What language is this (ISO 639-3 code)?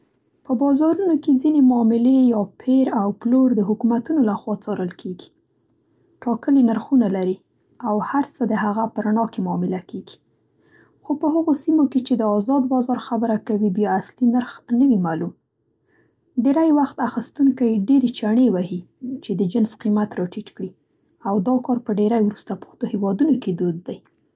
pst